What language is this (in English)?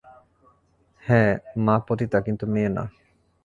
Bangla